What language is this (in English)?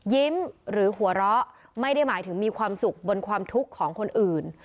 Thai